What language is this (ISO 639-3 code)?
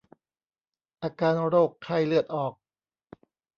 tha